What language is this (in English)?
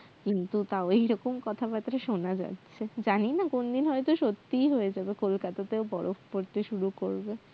Bangla